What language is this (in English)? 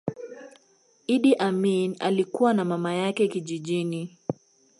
Swahili